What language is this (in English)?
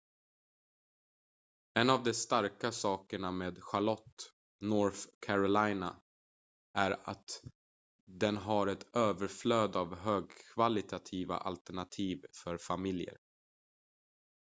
Swedish